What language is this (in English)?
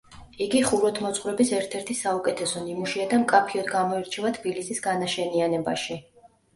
Georgian